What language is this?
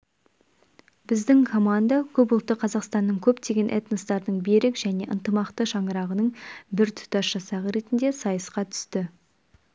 Kazakh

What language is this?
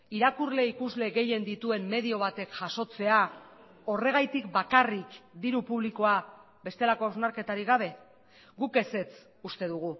Basque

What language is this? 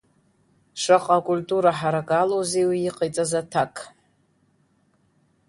Abkhazian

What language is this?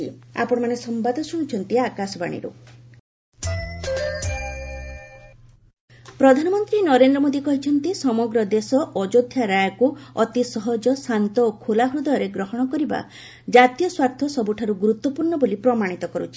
Odia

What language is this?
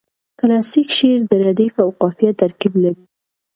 Pashto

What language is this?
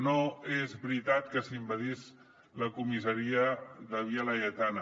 Catalan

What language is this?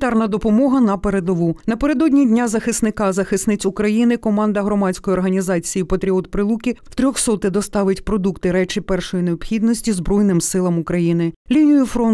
Ukrainian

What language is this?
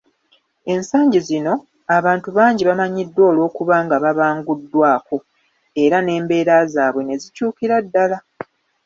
Ganda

